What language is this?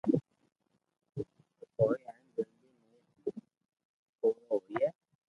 Loarki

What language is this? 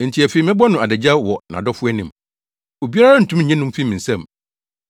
Akan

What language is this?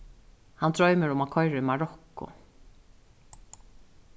Faroese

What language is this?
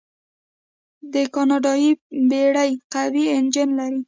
Pashto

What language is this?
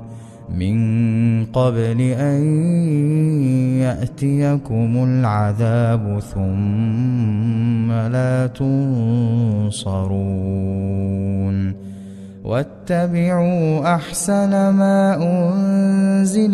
Arabic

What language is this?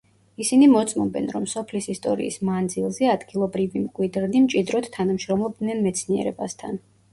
Georgian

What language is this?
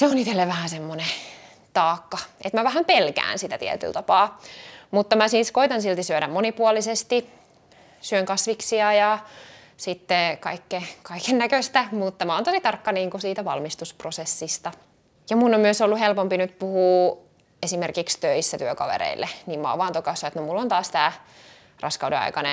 Finnish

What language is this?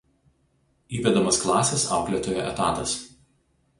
Lithuanian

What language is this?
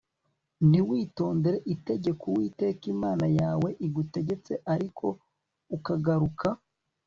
Kinyarwanda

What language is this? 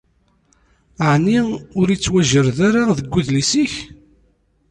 Kabyle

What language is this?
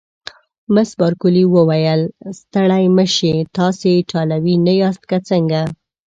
Pashto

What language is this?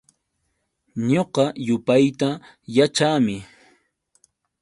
Yauyos Quechua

